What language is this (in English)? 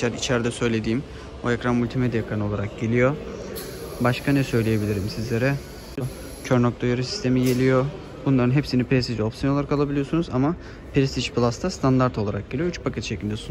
Turkish